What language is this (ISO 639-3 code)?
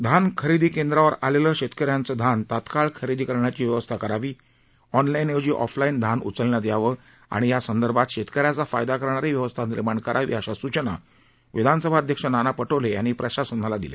mar